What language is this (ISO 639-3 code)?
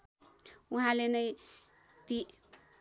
nep